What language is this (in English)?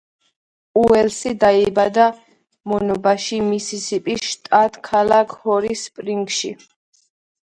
Georgian